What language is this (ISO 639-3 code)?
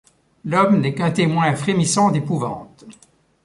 fra